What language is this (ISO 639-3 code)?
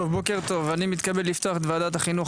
heb